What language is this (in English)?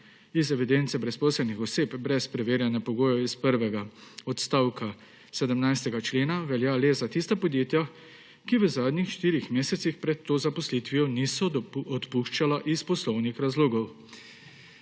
Slovenian